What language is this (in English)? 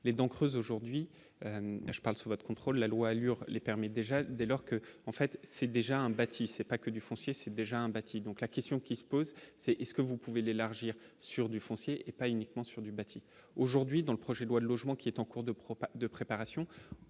French